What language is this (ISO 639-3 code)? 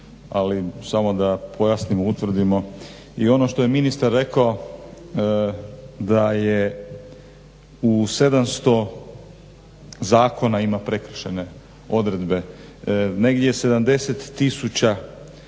hrv